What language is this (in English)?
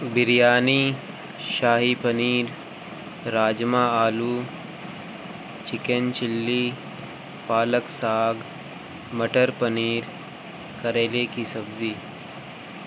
Urdu